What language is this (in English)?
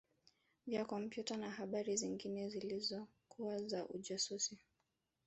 Swahili